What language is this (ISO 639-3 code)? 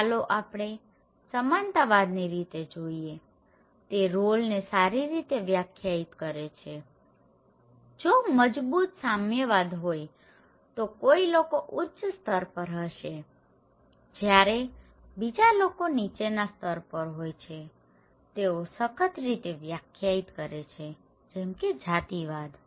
guj